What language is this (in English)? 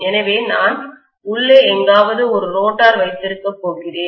Tamil